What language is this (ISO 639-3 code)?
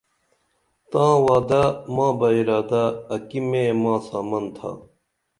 dml